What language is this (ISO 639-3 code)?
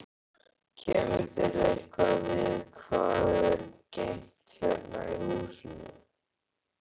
isl